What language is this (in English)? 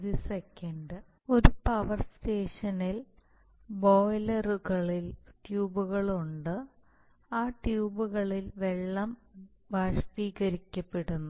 Malayalam